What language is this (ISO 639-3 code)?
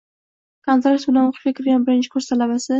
uzb